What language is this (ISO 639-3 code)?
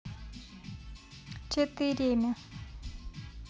rus